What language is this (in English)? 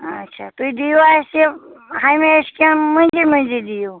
Kashmiri